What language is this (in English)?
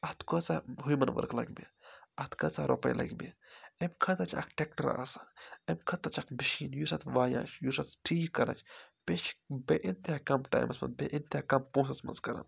Kashmiri